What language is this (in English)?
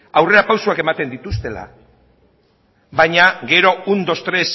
Basque